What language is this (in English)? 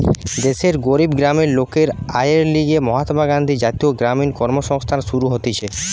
Bangla